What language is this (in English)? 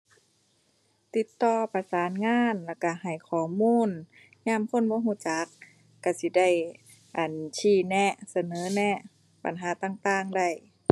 Thai